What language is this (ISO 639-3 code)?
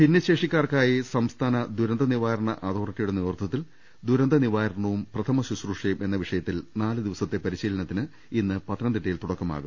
mal